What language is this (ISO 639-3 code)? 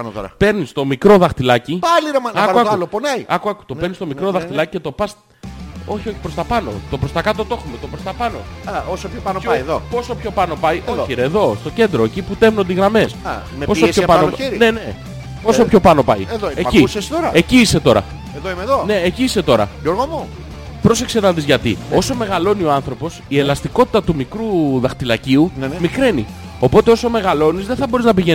ell